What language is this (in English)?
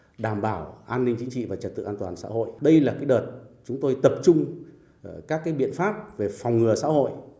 Vietnamese